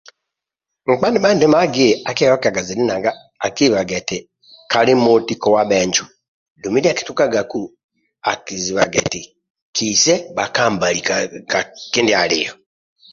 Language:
Amba (Uganda)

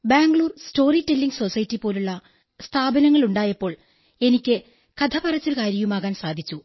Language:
Malayalam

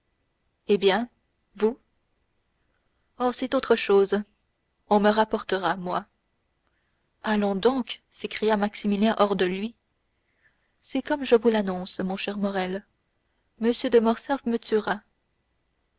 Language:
French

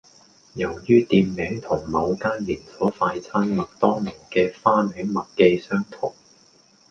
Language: Cantonese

